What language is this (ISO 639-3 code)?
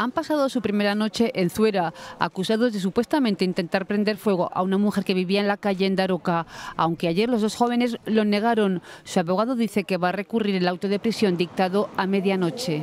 spa